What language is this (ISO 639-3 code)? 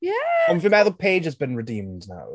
cym